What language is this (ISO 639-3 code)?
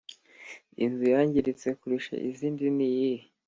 kin